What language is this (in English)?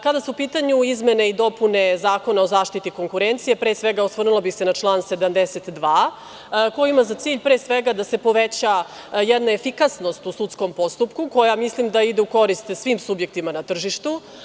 Serbian